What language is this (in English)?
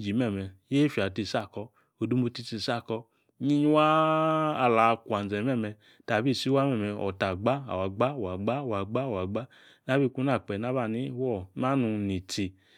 Yace